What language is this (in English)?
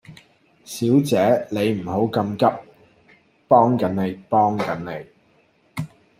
Cantonese